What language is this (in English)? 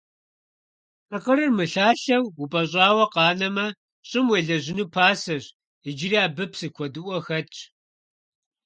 Kabardian